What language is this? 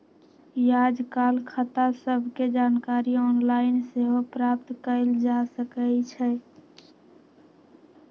Magahi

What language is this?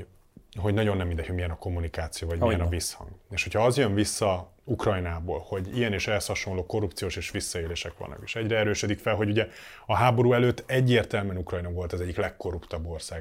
Hungarian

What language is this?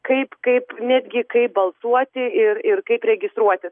Lithuanian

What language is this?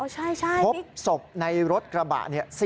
Thai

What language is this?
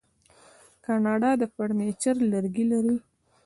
Pashto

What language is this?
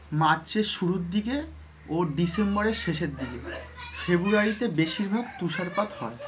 Bangla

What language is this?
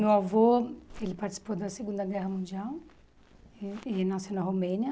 Portuguese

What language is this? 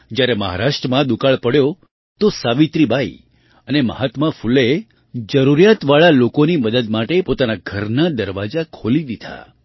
Gujarati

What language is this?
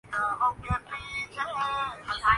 Urdu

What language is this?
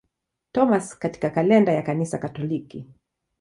Swahili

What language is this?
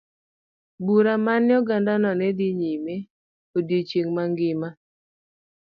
Luo (Kenya and Tanzania)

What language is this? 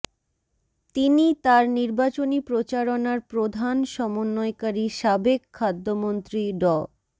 Bangla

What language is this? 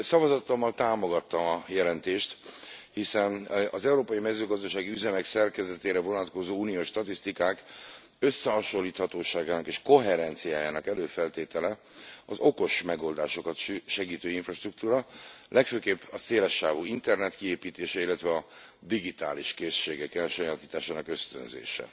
Hungarian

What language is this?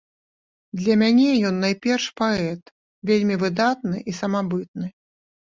Belarusian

